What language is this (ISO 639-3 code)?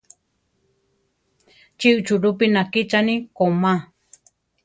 tar